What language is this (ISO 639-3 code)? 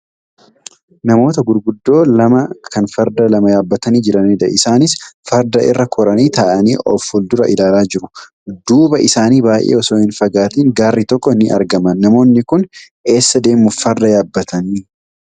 orm